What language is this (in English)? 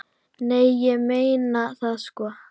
Icelandic